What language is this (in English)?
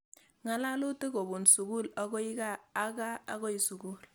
Kalenjin